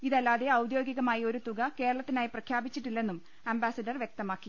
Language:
Malayalam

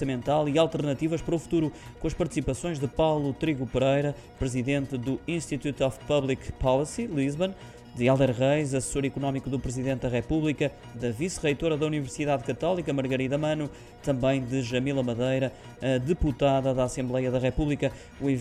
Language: Portuguese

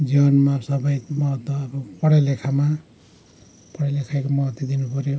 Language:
Nepali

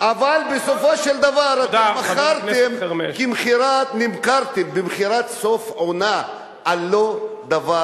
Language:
Hebrew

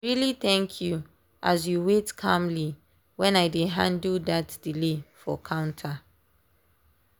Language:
Nigerian Pidgin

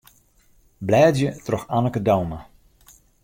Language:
Western Frisian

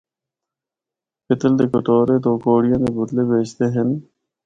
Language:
Northern Hindko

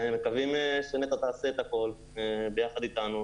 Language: Hebrew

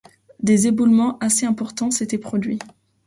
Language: French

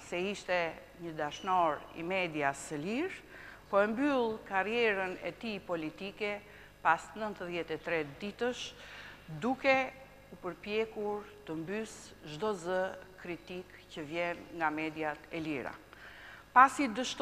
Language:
Greek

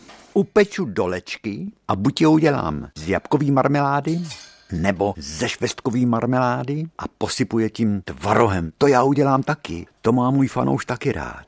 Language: Czech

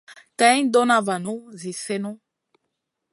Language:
Masana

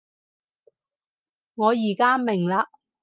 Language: Cantonese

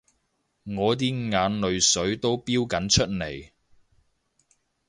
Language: Cantonese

